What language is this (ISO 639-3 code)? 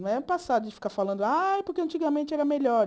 por